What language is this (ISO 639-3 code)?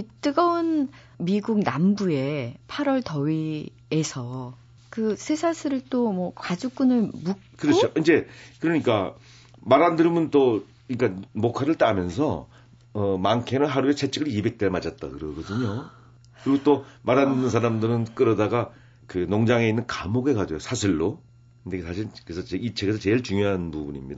kor